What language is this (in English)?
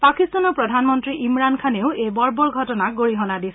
Assamese